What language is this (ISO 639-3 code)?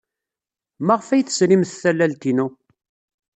kab